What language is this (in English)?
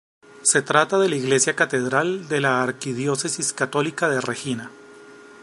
Spanish